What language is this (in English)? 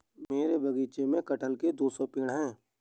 Hindi